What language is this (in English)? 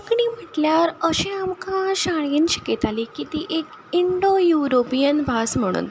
Konkani